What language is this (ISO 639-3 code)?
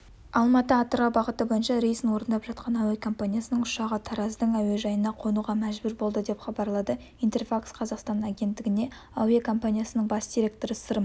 kaz